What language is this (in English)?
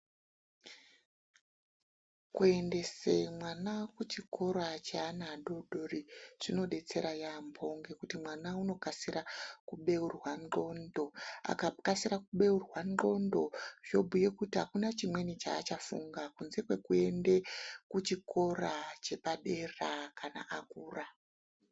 Ndau